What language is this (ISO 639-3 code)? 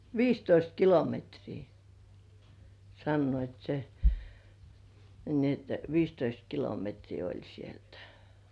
fin